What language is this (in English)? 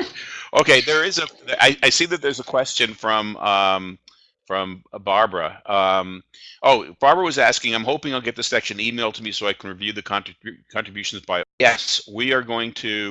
English